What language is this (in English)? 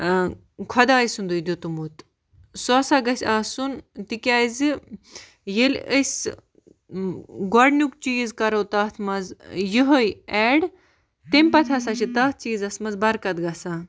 Kashmiri